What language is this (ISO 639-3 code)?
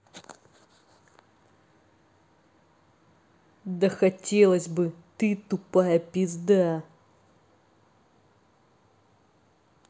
rus